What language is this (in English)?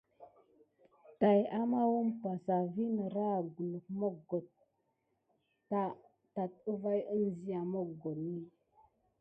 Gidar